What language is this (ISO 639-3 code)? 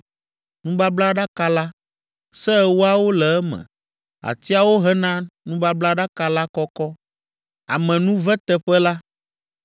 ewe